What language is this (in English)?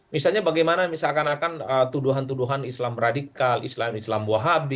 Indonesian